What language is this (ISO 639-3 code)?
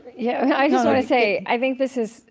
eng